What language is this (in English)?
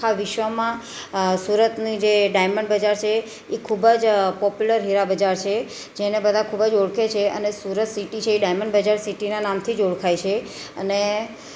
Gujarati